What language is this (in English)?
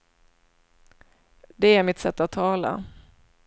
Swedish